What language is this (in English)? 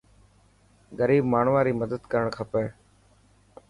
Dhatki